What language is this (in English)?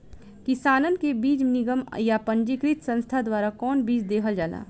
Bhojpuri